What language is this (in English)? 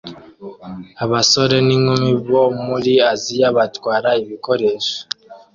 Kinyarwanda